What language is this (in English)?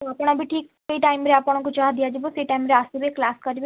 Odia